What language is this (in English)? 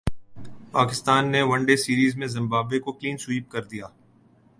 Urdu